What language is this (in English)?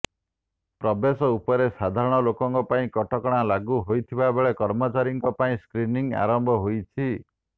Odia